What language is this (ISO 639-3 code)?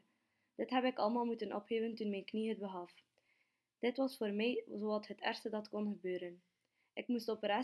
nld